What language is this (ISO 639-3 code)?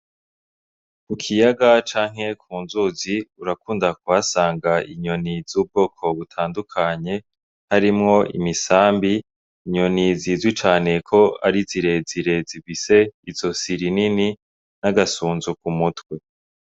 run